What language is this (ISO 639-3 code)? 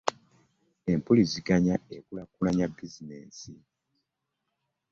lug